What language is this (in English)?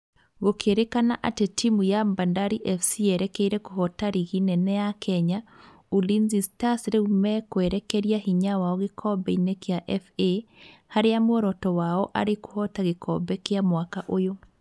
Kikuyu